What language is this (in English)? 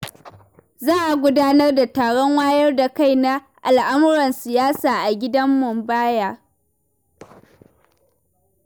Hausa